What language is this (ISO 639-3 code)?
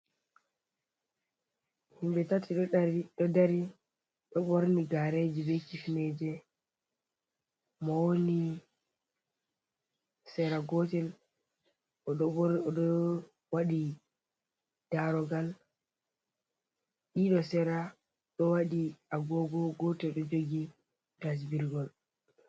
ful